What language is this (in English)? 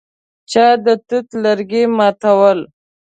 Pashto